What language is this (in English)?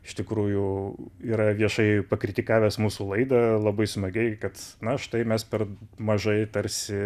Lithuanian